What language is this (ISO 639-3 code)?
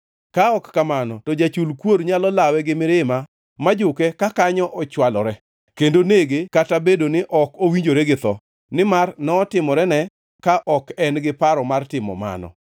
luo